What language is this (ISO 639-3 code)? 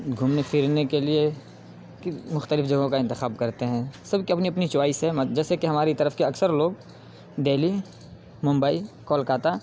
urd